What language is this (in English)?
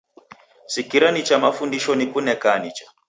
Taita